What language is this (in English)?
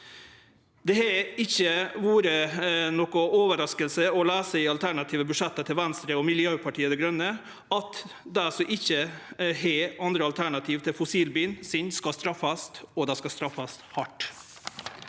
Norwegian